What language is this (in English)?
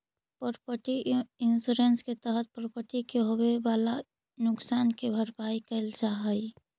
Magahi